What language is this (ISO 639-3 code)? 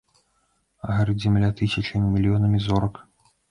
bel